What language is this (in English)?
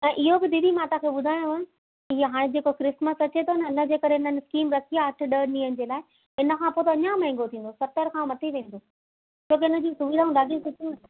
Sindhi